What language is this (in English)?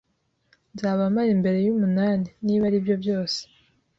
Kinyarwanda